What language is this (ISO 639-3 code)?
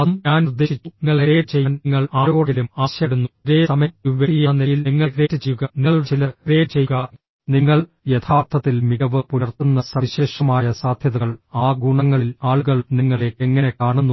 mal